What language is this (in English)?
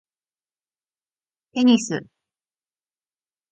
Japanese